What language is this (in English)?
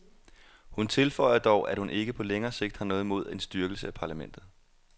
Danish